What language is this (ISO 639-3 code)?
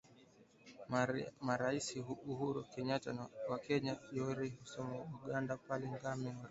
swa